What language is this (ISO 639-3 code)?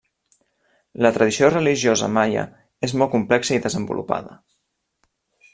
cat